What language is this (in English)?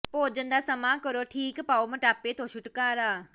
Punjabi